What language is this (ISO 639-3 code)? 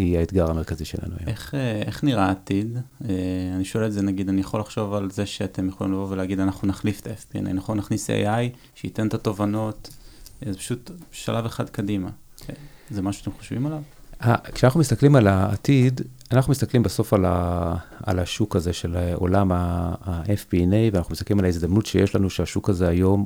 heb